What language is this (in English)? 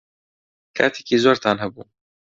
Central Kurdish